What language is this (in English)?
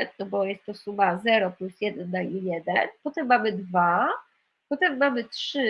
Polish